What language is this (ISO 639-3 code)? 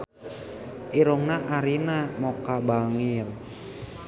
sun